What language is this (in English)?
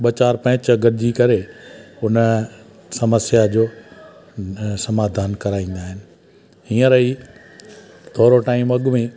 Sindhi